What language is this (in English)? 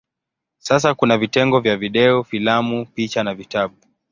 Swahili